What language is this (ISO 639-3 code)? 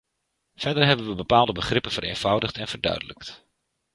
nld